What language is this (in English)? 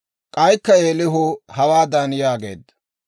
Dawro